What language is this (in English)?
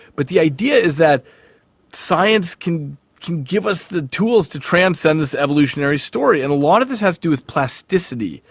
English